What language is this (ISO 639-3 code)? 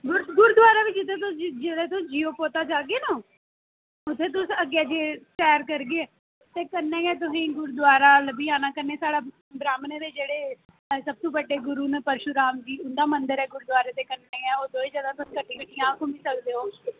doi